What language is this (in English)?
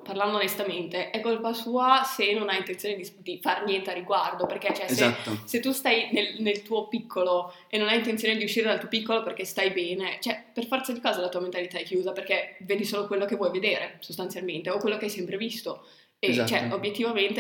Italian